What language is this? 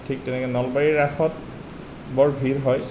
Assamese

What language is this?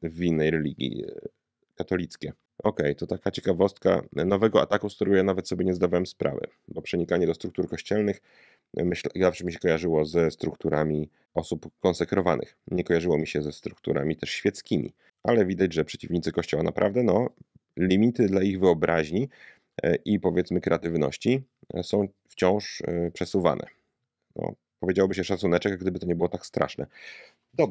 Polish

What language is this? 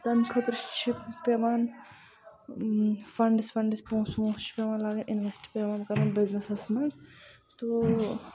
Kashmiri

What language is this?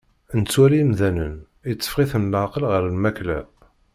Kabyle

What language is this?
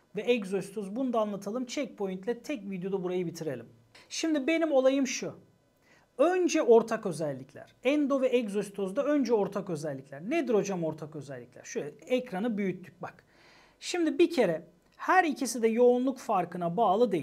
Turkish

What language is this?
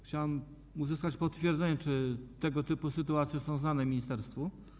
Polish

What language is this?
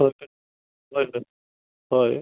Santali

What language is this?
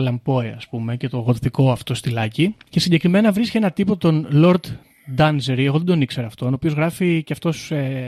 Greek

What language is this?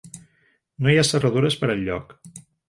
Catalan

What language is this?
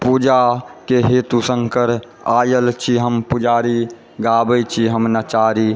Maithili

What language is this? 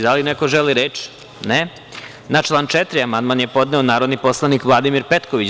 Serbian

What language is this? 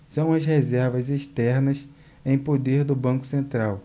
Portuguese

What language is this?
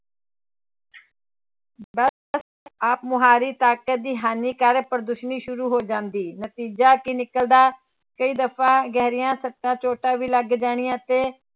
Punjabi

